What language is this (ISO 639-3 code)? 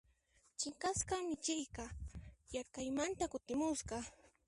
qxp